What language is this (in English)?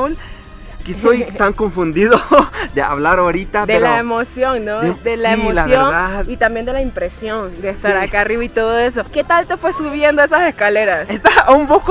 Spanish